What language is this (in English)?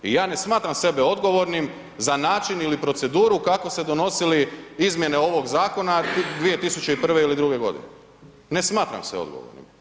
Croatian